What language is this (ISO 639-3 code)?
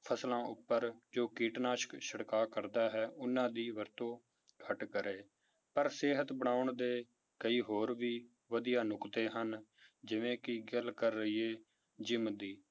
pan